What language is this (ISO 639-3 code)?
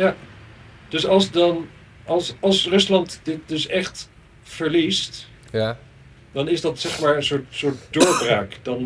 nld